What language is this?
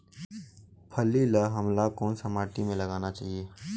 Chhattisgarhi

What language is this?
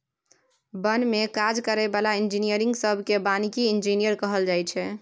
Maithili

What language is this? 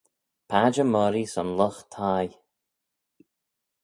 Manx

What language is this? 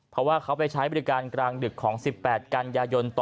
Thai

